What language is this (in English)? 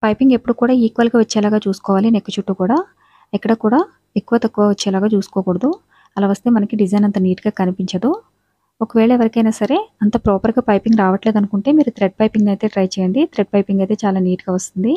Telugu